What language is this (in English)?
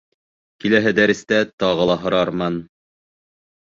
Bashkir